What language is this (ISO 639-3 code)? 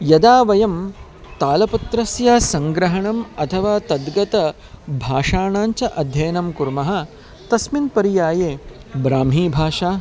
san